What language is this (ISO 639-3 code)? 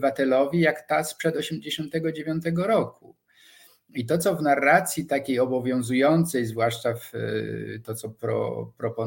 pol